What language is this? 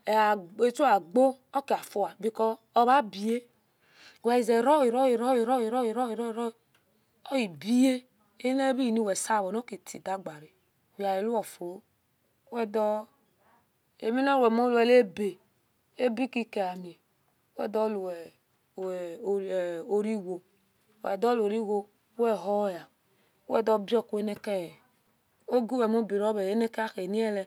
Esan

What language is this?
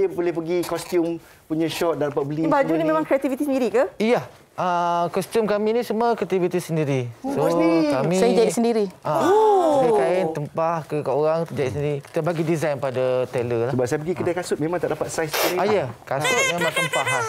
Malay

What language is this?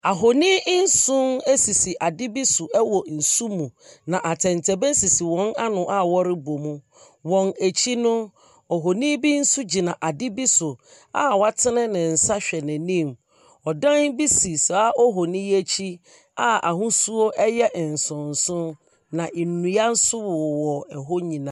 Akan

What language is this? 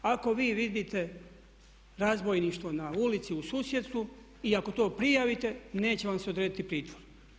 Croatian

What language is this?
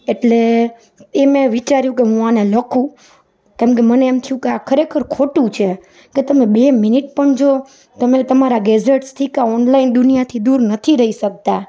Gujarati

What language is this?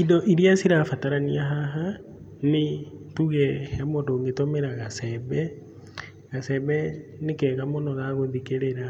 Kikuyu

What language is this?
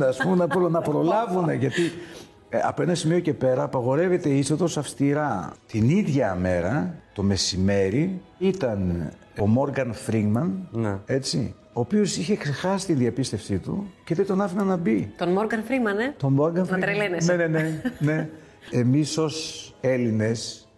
Greek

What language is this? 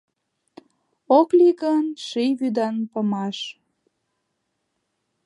Mari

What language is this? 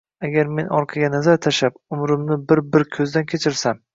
Uzbek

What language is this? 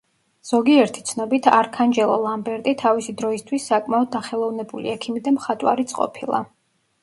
Georgian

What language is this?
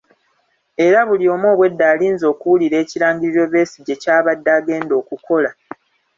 Ganda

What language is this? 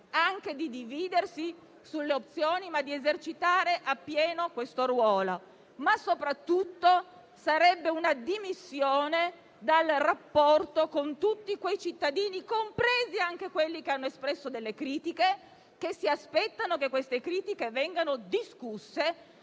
Italian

